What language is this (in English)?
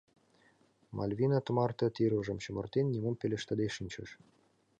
Mari